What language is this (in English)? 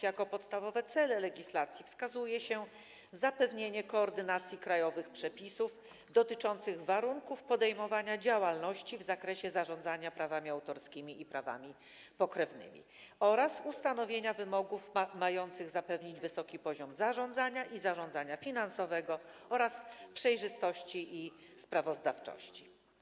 Polish